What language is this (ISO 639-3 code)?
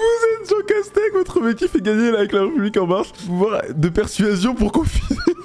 fra